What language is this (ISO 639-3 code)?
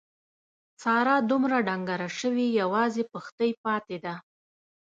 pus